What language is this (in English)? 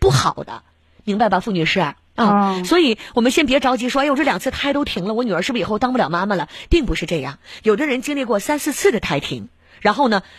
Chinese